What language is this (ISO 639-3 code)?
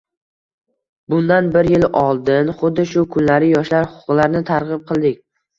uzb